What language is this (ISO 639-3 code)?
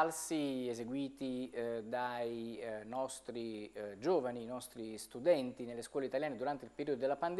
ita